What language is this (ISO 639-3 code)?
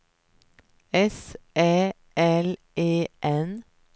swe